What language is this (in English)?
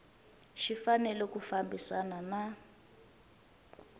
Tsonga